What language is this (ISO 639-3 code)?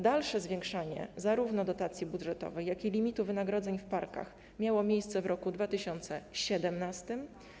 pol